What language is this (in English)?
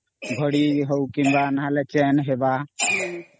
Odia